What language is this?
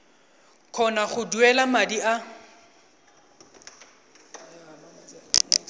Tswana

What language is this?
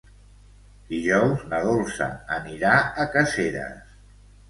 Catalan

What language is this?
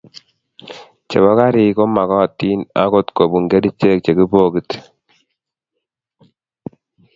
Kalenjin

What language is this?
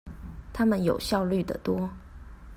Chinese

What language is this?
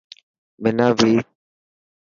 Dhatki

